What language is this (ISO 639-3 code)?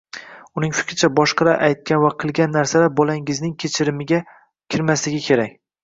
uzb